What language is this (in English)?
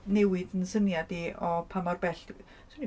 Welsh